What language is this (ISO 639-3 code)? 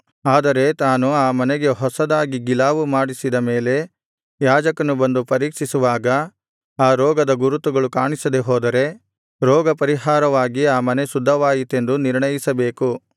kan